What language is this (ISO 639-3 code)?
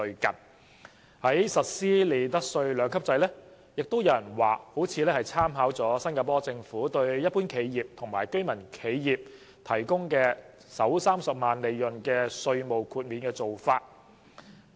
yue